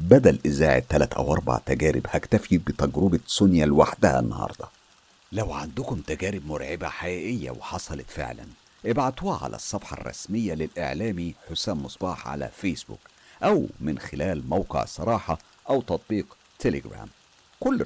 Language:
Arabic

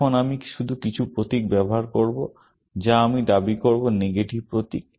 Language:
Bangla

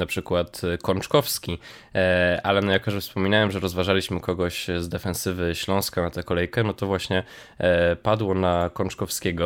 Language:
Polish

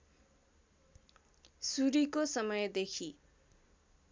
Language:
Nepali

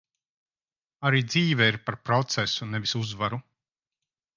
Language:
Latvian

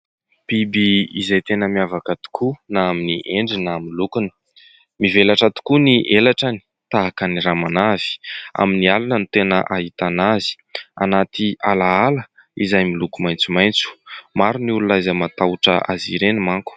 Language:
Malagasy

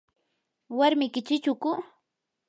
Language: Yanahuanca Pasco Quechua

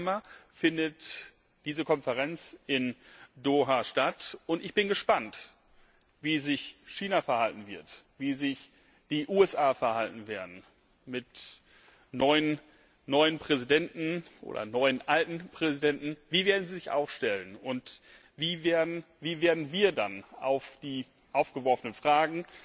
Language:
German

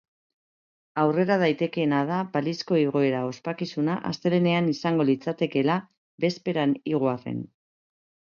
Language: Basque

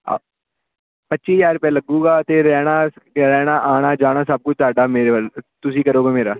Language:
Punjabi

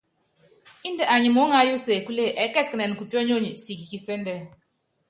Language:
Yangben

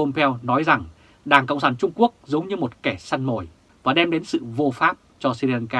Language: Vietnamese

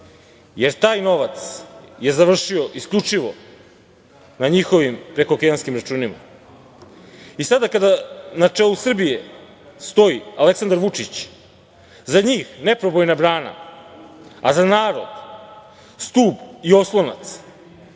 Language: Serbian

